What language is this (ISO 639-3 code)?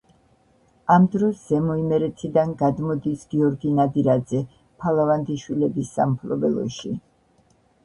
kat